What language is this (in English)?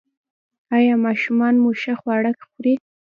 Pashto